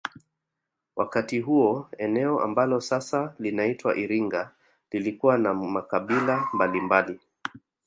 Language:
Swahili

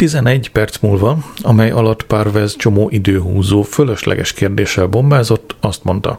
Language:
Hungarian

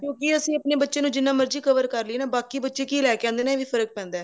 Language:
Punjabi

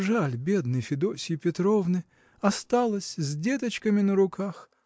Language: Russian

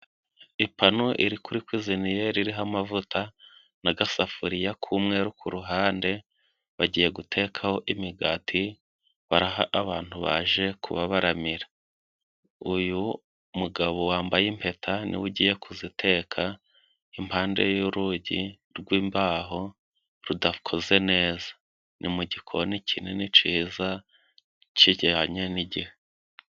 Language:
Kinyarwanda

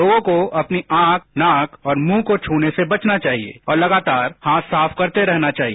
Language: Hindi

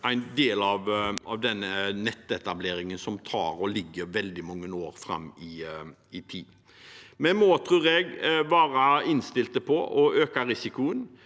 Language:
Norwegian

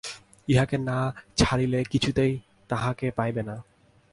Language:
Bangla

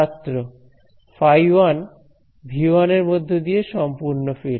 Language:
Bangla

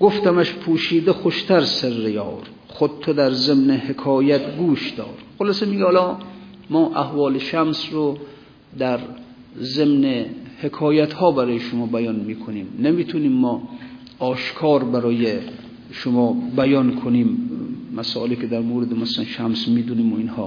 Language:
Persian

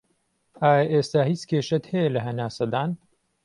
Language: Central Kurdish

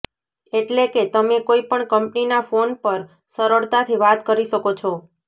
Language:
Gujarati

